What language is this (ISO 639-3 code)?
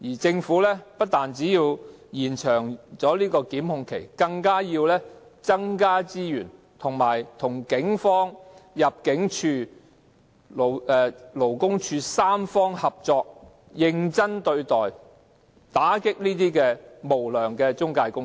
yue